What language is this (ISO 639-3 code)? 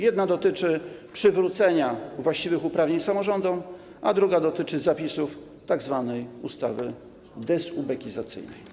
pol